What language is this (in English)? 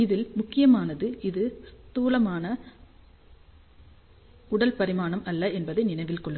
Tamil